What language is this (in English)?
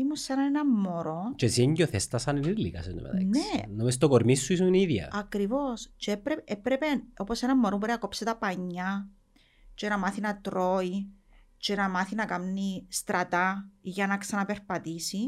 Greek